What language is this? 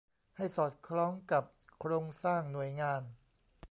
Thai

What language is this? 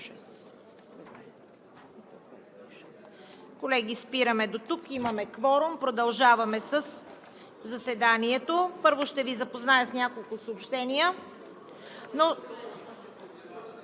Bulgarian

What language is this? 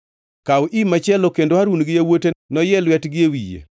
Luo (Kenya and Tanzania)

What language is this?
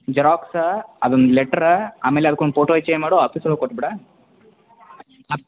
Kannada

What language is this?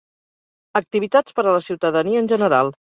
Catalan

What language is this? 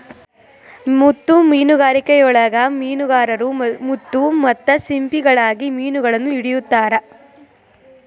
Kannada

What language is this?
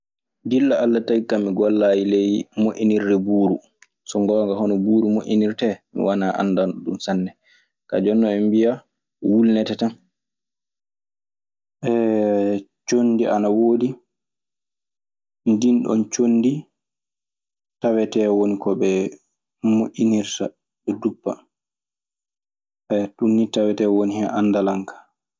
Maasina Fulfulde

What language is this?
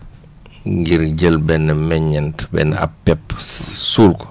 Wolof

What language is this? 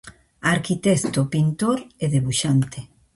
Galician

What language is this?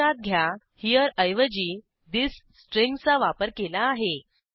Marathi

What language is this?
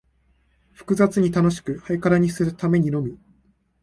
Japanese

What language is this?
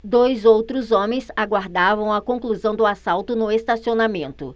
Portuguese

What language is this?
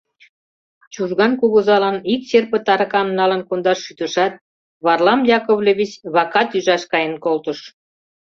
Mari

